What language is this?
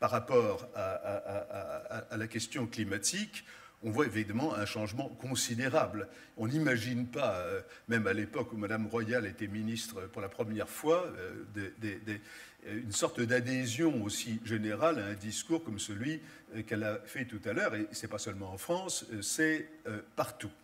French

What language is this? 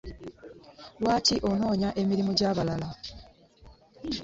Ganda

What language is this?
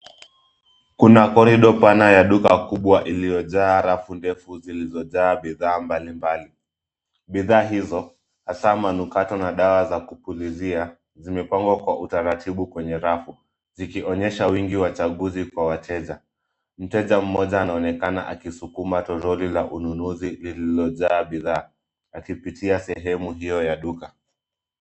Swahili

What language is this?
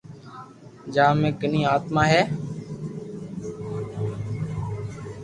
Loarki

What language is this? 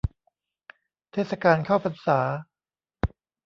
Thai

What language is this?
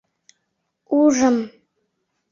Mari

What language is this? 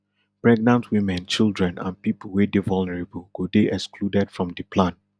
Nigerian Pidgin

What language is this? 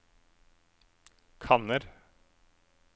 Norwegian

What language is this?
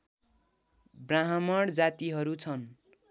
Nepali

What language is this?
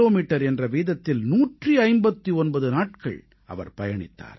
Tamil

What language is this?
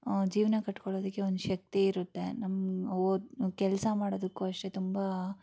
Kannada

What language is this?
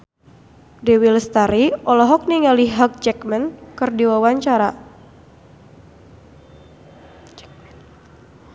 Sundanese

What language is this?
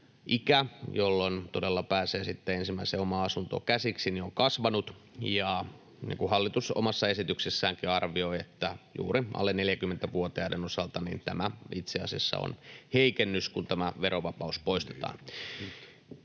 Finnish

